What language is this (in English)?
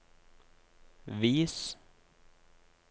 Norwegian